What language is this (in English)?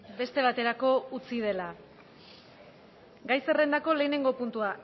Basque